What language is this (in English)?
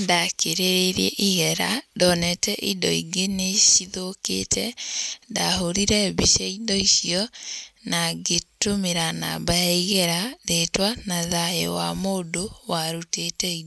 Kikuyu